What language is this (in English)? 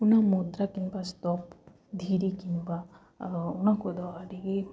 Santali